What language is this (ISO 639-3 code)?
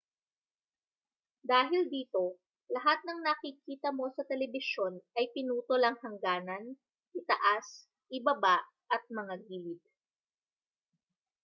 fil